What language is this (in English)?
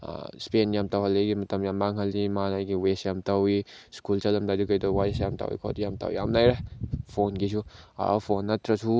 Manipuri